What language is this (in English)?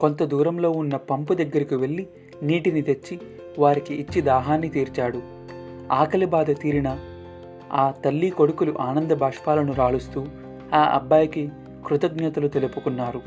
Telugu